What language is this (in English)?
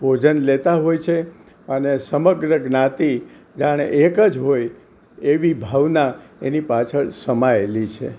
Gujarati